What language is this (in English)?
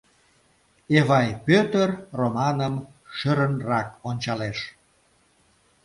Mari